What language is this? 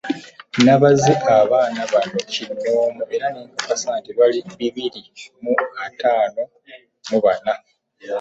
Ganda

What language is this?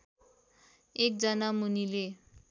Nepali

